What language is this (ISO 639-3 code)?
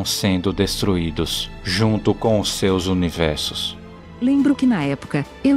por